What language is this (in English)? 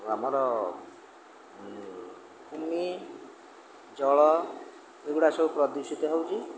Odia